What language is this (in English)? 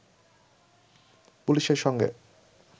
Bangla